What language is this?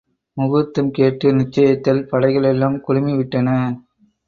Tamil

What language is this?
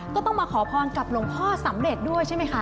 Thai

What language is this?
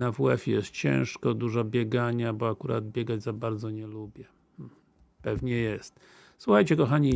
Polish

